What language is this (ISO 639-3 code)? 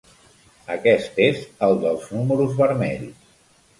cat